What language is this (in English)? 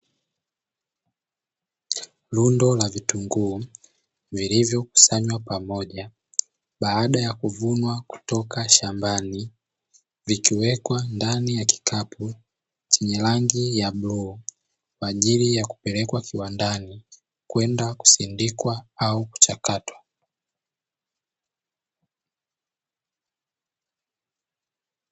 Swahili